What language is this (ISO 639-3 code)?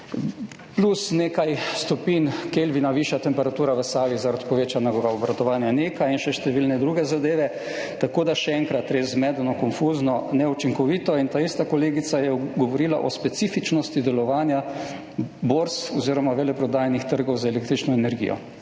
slv